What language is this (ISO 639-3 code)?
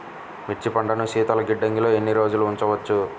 tel